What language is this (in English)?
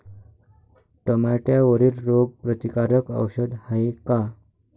Marathi